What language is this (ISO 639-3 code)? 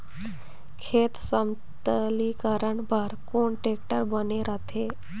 hne